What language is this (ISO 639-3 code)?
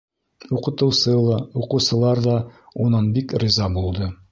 bak